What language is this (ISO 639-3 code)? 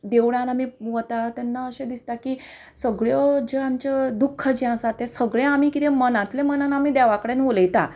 kok